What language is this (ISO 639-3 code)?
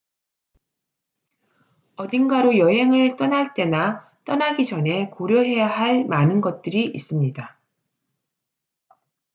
kor